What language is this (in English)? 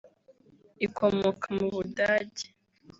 Kinyarwanda